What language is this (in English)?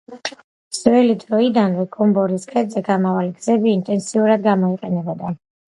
Georgian